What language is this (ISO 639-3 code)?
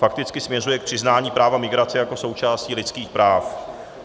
ces